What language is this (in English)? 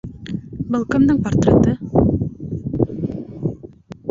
Bashkir